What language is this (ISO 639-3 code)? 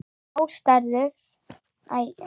isl